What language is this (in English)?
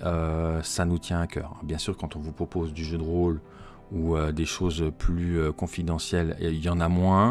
French